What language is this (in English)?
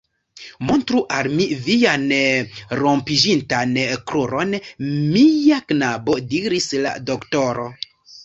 Esperanto